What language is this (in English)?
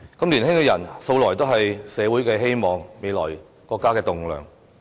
Cantonese